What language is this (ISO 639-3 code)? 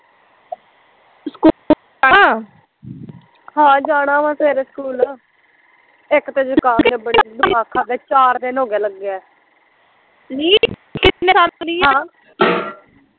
pan